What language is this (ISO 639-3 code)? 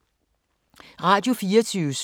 dan